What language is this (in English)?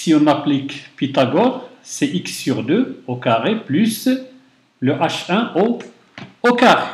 French